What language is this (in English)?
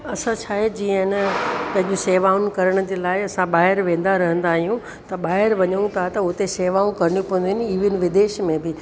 Sindhi